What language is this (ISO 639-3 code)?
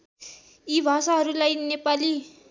nep